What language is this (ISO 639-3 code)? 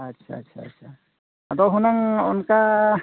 sat